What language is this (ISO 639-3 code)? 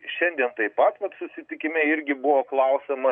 lit